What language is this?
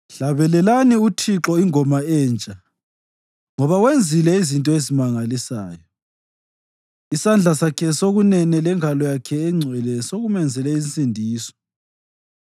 North Ndebele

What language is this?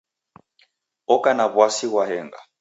Taita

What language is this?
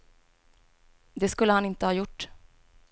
Swedish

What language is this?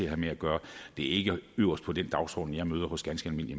Danish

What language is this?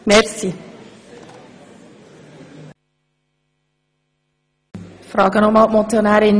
Swiss German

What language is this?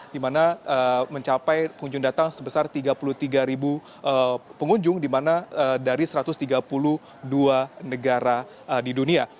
Indonesian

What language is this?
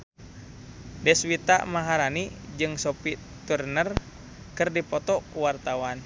Sundanese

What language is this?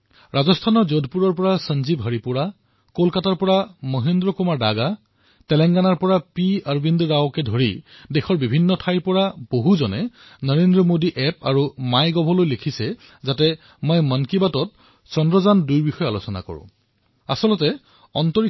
Assamese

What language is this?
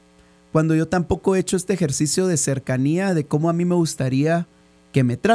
Spanish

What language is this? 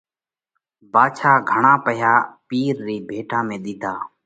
Parkari Koli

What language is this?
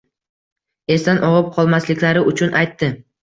Uzbek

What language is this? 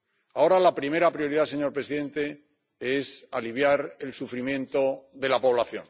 Spanish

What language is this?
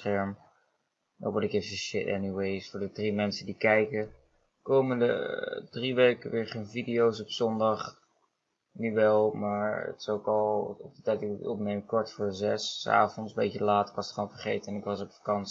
Dutch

